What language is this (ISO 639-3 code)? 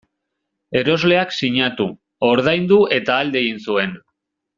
eus